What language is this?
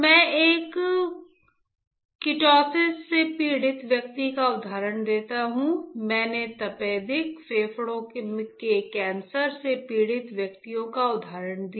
Hindi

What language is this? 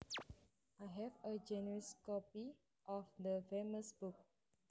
Javanese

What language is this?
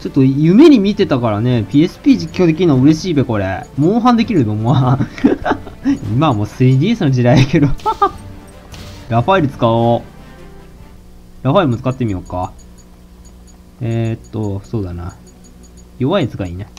Japanese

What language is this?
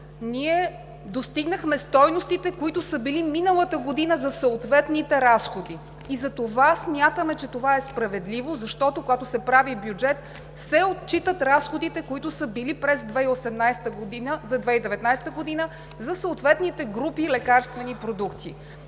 Bulgarian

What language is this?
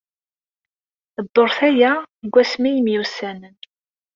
Kabyle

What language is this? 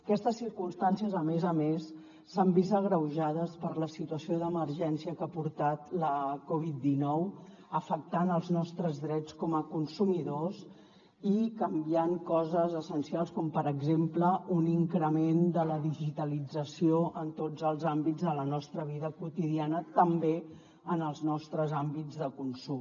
Catalan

